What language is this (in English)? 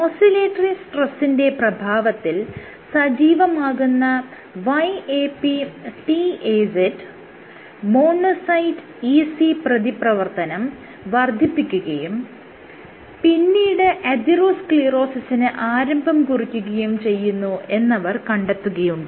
Malayalam